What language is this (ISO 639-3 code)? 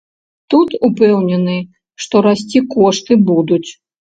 bel